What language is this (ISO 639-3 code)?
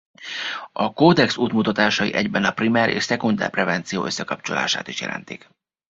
hun